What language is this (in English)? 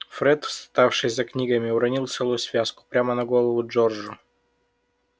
Russian